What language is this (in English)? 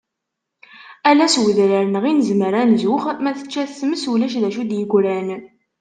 Kabyle